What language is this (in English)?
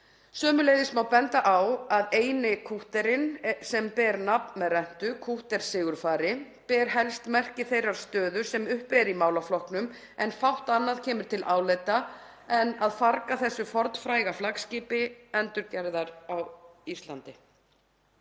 Icelandic